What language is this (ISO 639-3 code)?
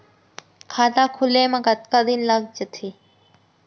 hne